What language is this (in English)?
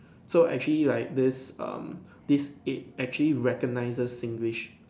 English